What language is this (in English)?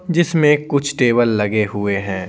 Hindi